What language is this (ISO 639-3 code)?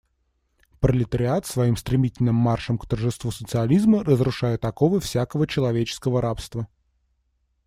rus